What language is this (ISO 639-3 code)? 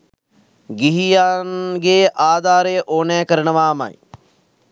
sin